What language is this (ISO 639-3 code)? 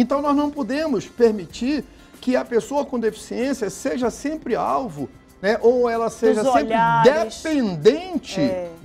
por